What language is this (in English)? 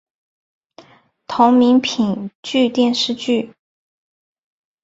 Chinese